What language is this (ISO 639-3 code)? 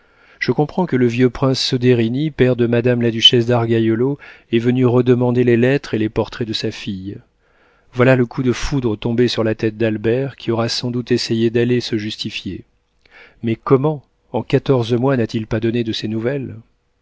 fra